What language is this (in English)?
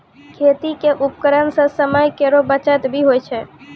Maithili